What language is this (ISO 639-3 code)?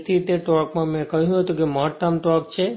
guj